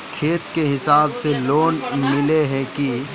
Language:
Magahi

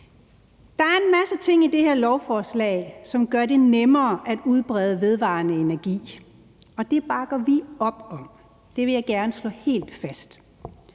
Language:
Danish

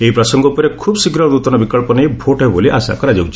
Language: Odia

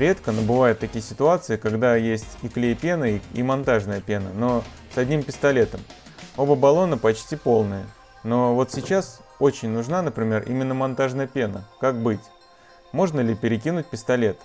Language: Russian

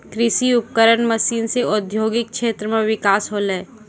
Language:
Maithili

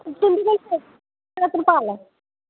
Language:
Dogri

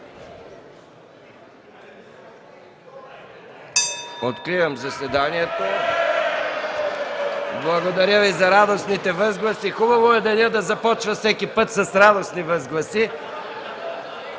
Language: Bulgarian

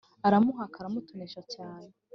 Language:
Kinyarwanda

